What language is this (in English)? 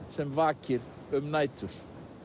Icelandic